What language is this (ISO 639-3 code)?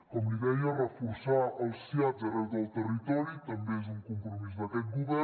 cat